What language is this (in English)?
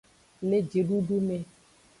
Aja (Benin)